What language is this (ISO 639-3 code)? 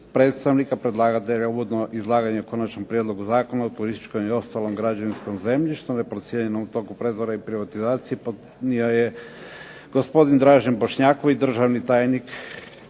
hrv